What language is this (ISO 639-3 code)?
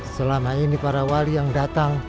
ind